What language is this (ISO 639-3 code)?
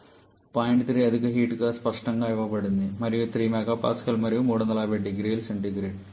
tel